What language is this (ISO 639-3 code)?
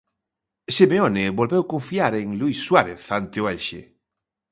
glg